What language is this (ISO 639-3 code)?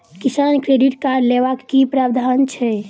mai